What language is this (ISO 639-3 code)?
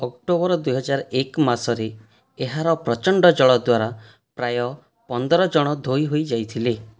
ori